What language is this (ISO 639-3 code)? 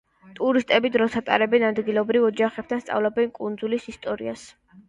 kat